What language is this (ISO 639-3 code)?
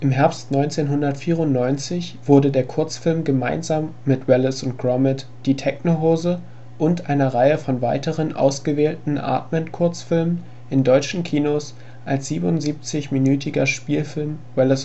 deu